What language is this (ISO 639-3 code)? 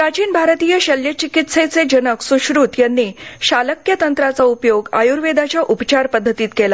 mar